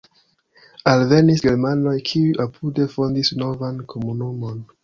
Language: Esperanto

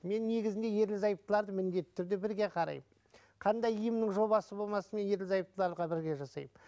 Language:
Kazakh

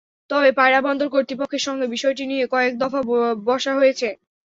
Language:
Bangla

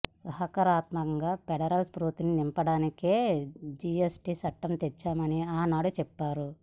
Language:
Telugu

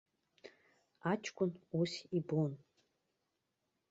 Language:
Abkhazian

